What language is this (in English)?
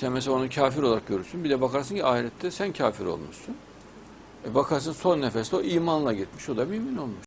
Turkish